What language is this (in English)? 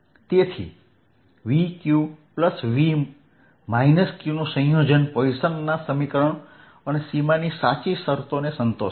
Gujarati